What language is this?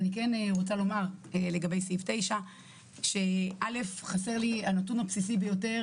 Hebrew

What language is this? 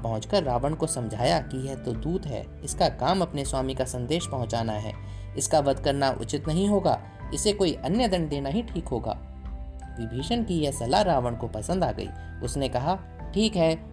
Hindi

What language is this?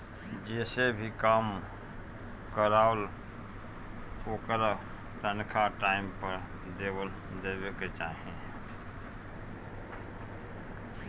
Bhojpuri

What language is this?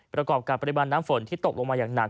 Thai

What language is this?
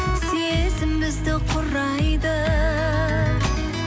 Kazakh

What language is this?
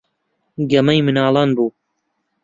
Central Kurdish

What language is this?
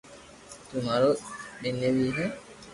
Loarki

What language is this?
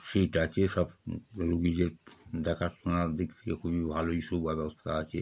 Bangla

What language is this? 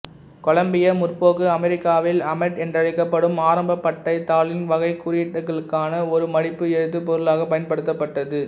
Tamil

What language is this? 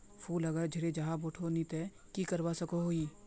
Magahi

